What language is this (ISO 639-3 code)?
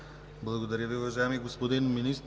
bul